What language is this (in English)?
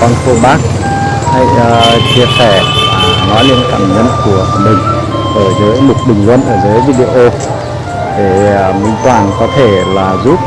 Vietnamese